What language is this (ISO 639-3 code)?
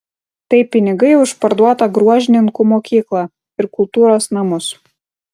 lit